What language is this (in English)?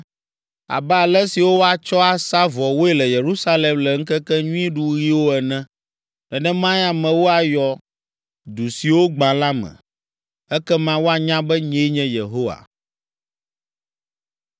Ewe